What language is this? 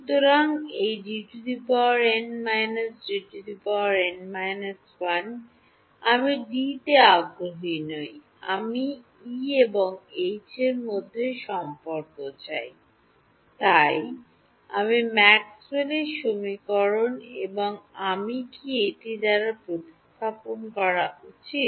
Bangla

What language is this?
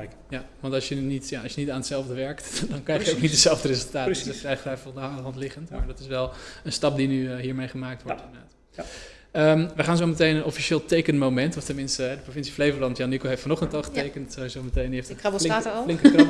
Dutch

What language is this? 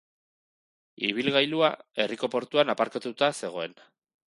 Basque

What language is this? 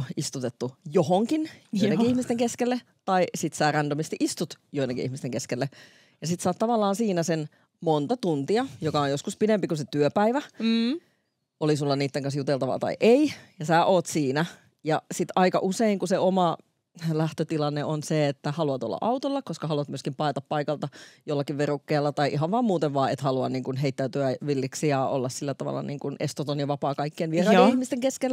Finnish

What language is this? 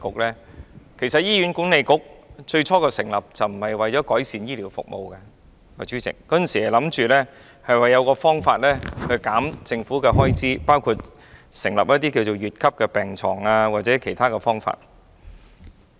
Cantonese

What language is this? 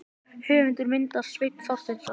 Icelandic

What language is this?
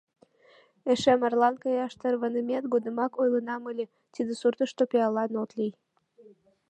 Mari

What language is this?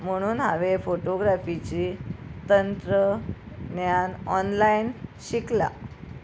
Konkani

